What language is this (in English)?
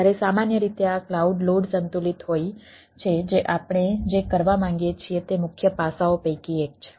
Gujarati